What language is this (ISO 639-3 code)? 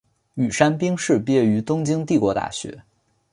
zho